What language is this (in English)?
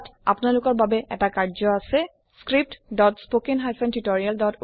Assamese